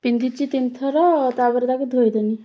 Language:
Odia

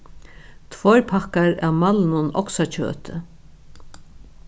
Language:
Faroese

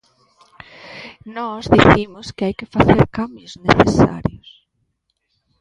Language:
Galician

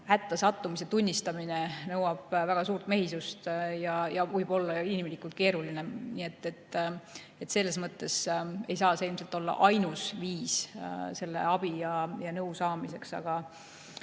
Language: Estonian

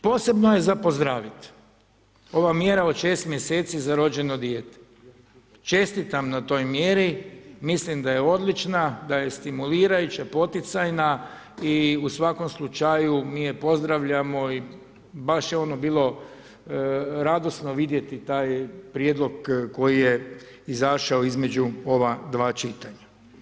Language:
Croatian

